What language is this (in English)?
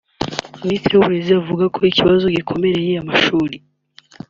Kinyarwanda